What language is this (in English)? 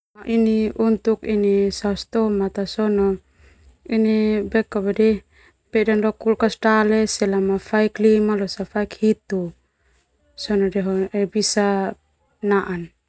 Termanu